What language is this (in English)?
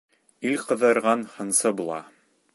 Bashkir